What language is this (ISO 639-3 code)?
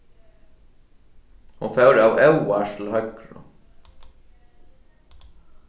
fao